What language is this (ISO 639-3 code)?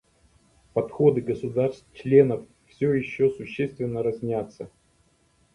rus